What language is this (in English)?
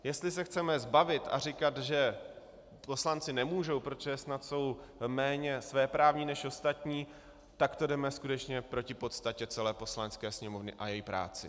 Czech